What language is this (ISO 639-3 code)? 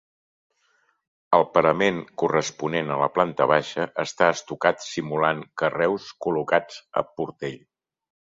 cat